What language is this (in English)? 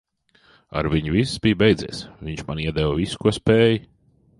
Latvian